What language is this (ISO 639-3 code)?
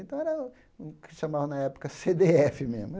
por